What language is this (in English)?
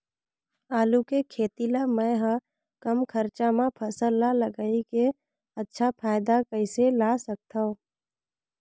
Chhattisgarhi